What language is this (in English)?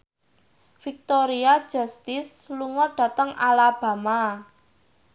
Javanese